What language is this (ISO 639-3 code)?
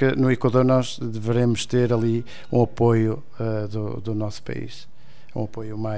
por